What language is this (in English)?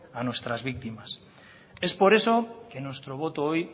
Spanish